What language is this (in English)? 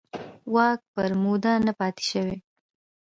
Pashto